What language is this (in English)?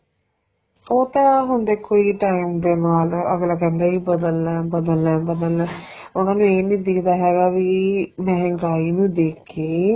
Punjabi